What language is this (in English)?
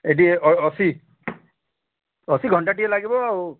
Odia